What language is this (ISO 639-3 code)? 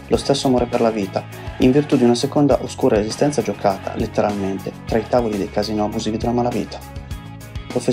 ita